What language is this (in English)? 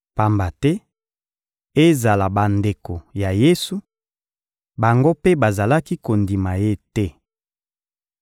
Lingala